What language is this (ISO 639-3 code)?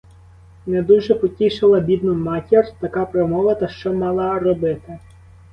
ukr